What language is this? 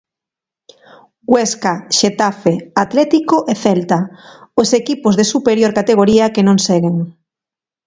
Galician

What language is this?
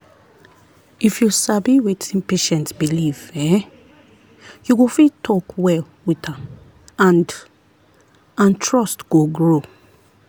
Nigerian Pidgin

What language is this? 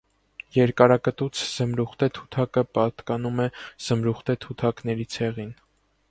Armenian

